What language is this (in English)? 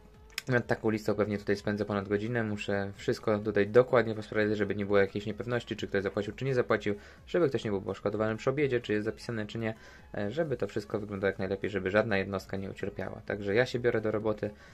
Polish